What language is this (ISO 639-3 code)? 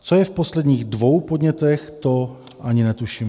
ces